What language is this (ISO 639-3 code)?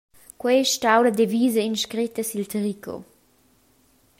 roh